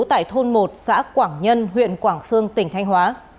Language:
Vietnamese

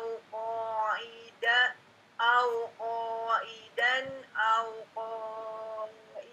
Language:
Indonesian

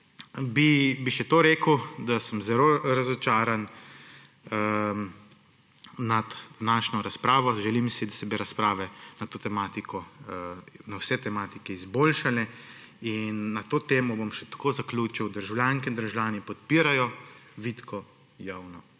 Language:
Slovenian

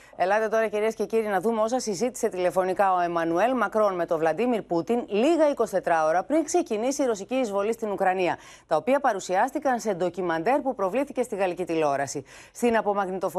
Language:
Greek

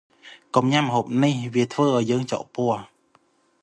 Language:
Khmer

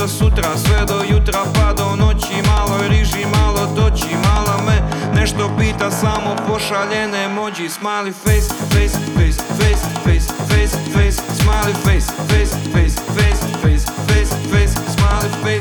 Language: Croatian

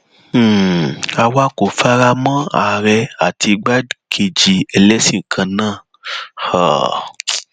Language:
Yoruba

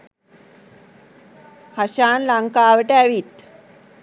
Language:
Sinhala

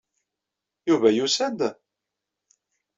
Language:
Kabyle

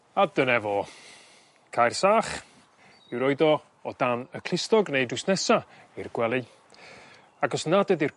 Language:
Welsh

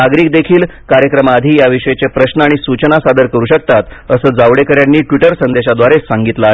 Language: Marathi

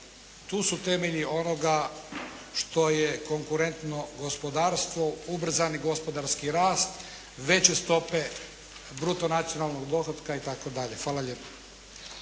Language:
Croatian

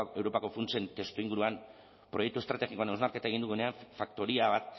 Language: Basque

